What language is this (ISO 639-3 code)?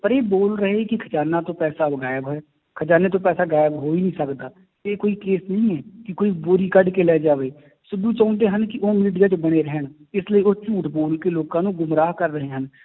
pan